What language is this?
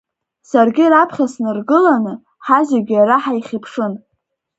Abkhazian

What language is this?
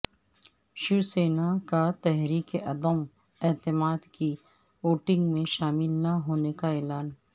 Urdu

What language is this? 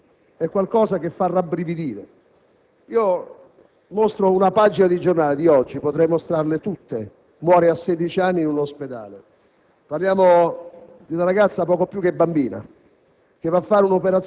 Italian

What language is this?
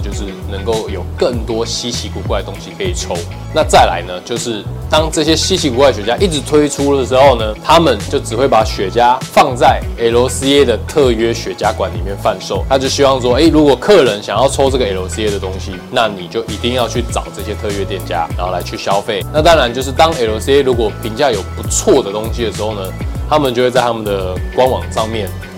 Chinese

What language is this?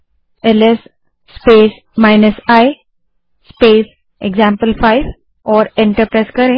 Hindi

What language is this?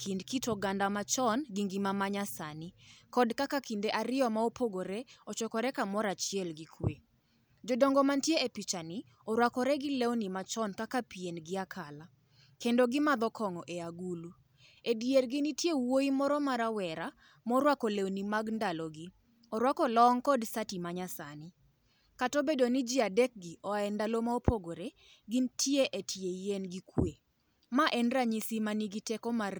Luo (Kenya and Tanzania)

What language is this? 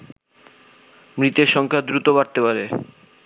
Bangla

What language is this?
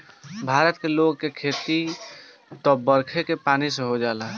Bhojpuri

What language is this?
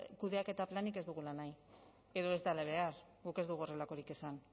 Basque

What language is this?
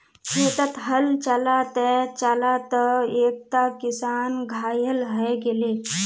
Magahi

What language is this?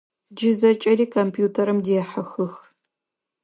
Adyghe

